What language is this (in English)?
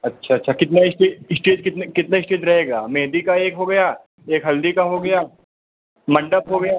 Hindi